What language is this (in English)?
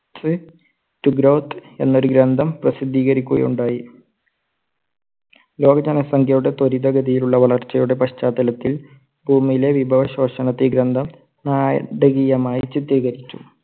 Malayalam